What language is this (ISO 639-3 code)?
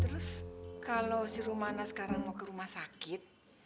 ind